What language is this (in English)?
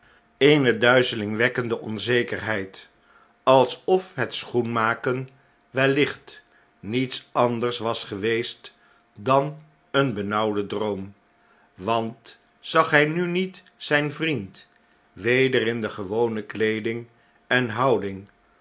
Dutch